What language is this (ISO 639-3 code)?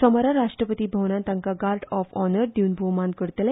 kok